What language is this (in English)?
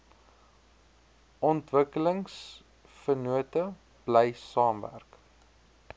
Afrikaans